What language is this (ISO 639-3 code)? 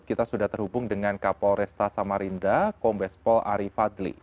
ind